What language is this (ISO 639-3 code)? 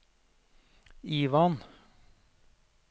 nor